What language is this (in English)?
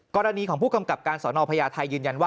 Thai